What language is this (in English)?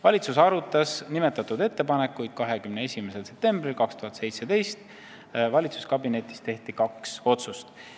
Estonian